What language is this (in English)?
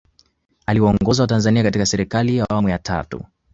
Swahili